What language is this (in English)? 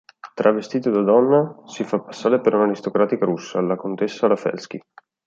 Italian